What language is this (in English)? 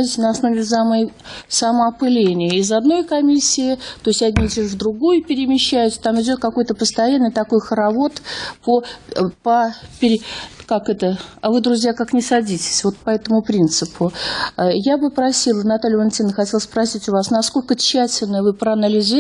Russian